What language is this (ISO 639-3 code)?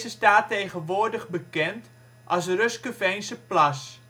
nld